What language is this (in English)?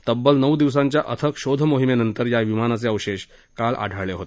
Marathi